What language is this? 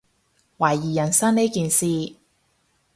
Cantonese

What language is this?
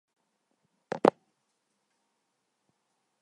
Chinese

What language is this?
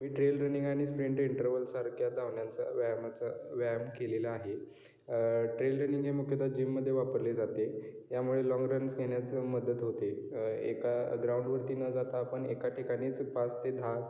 Marathi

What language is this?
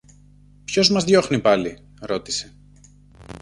Greek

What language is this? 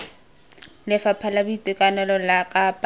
Tswana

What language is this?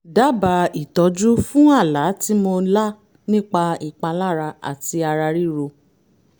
Yoruba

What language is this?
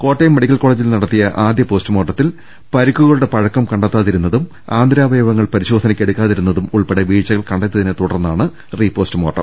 Malayalam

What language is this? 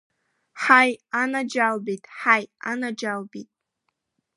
Abkhazian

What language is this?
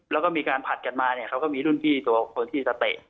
Thai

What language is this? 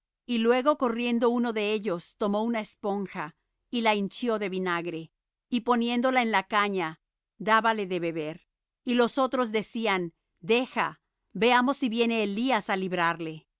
Spanish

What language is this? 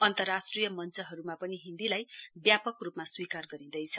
Nepali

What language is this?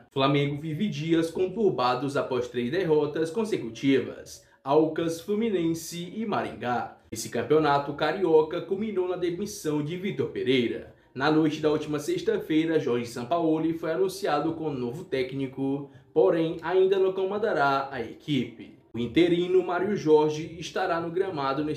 Portuguese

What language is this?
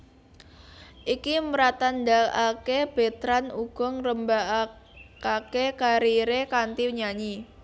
Javanese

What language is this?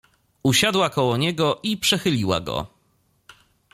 Polish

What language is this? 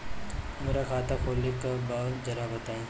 Bhojpuri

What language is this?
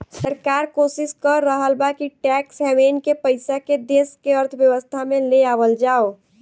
Bhojpuri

